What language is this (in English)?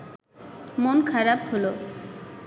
Bangla